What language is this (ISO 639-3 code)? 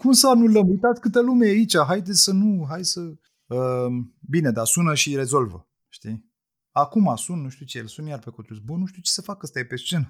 ron